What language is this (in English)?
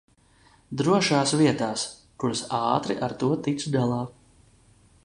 Latvian